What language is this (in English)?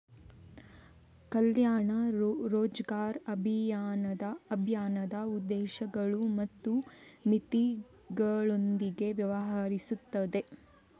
Kannada